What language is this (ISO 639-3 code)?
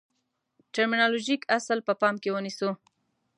pus